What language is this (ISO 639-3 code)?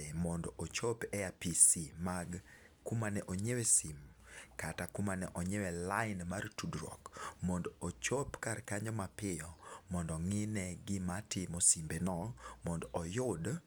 luo